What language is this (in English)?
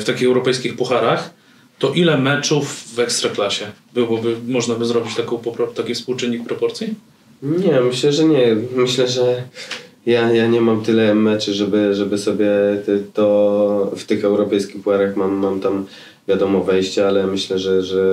Polish